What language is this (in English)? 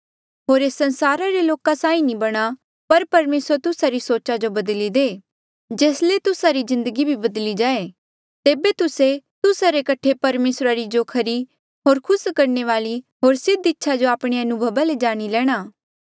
Mandeali